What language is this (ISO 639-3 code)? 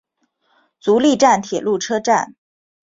zho